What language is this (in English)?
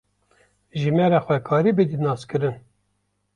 Kurdish